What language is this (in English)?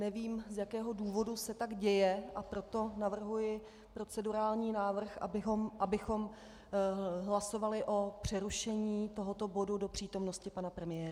Czech